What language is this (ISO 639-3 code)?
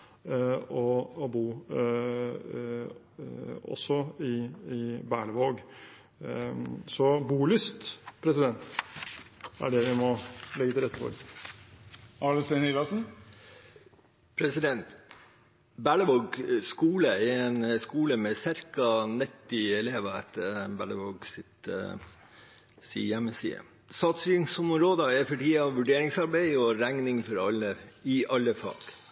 nob